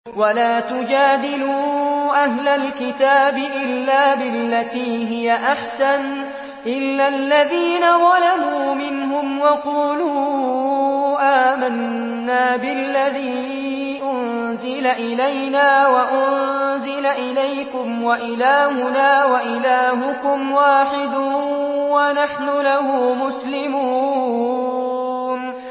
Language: Arabic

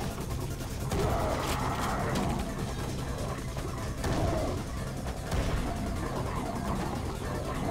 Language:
French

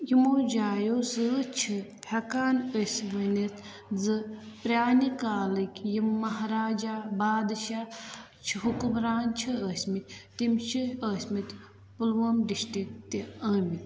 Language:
Kashmiri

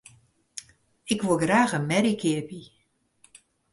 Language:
Western Frisian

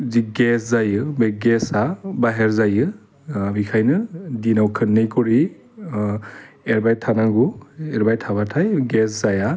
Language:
Bodo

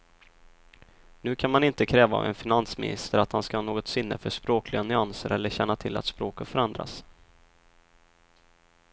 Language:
Swedish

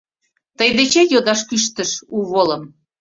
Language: Mari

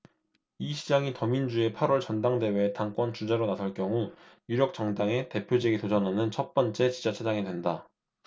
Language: Korean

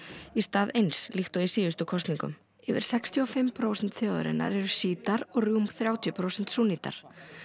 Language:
Icelandic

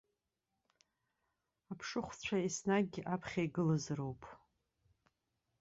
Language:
Abkhazian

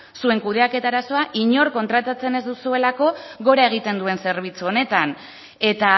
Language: Basque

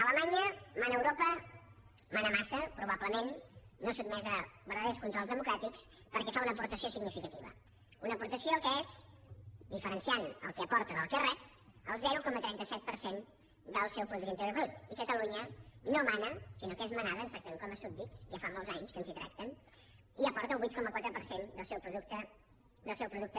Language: Catalan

